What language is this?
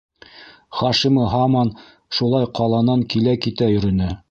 Bashkir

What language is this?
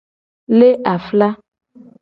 Gen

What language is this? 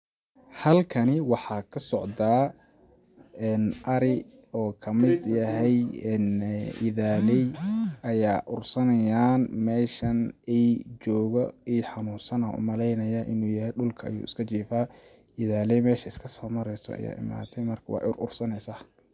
Somali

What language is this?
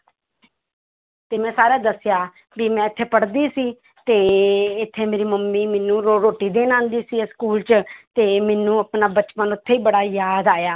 Punjabi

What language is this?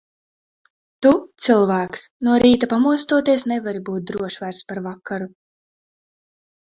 Latvian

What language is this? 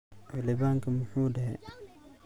Somali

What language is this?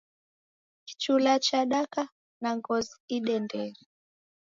Taita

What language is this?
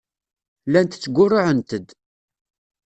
Kabyle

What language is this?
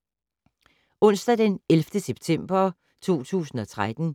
Danish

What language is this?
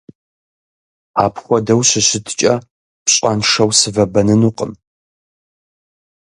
Kabardian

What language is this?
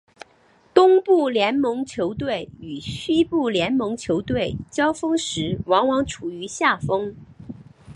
Chinese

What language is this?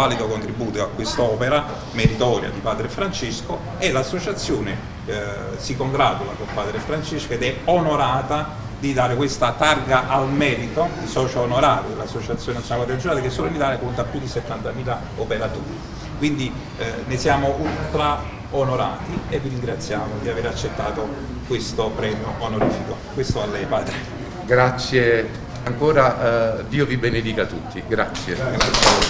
Italian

